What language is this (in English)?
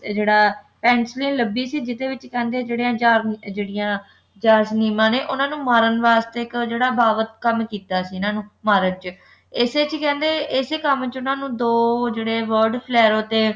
Punjabi